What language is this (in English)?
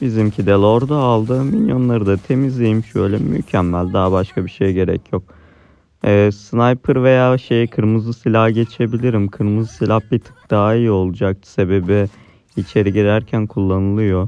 Turkish